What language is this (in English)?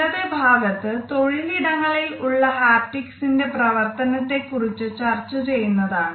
Malayalam